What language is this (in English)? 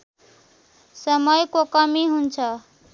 Nepali